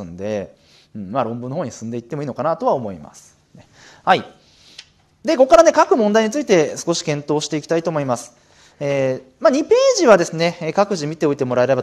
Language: Japanese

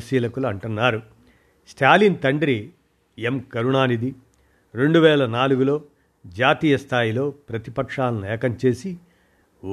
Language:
Telugu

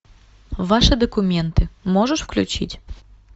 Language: Russian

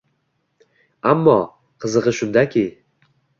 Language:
Uzbek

